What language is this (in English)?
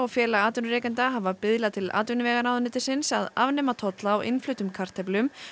Icelandic